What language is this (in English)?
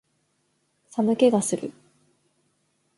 Japanese